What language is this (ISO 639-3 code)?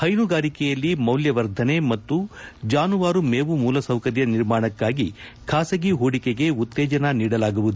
kan